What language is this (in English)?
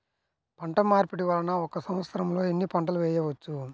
Telugu